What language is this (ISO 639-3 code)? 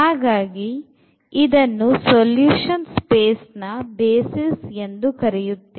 kan